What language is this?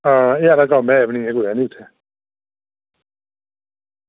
Dogri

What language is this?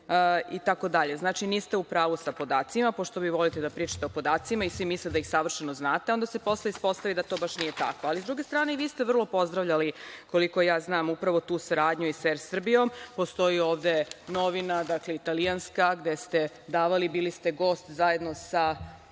Serbian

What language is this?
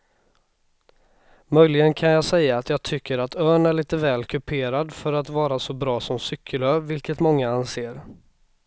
Swedish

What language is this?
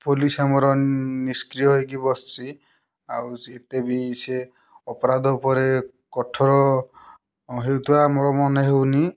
Odia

